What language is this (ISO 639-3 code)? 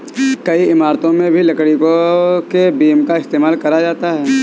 hin